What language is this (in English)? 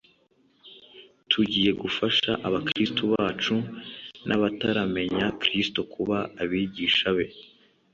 Kinyarwanda